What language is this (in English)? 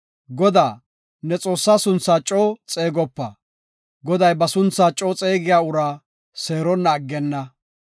Gofa